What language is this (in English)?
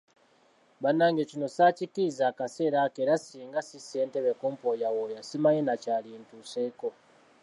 Ganda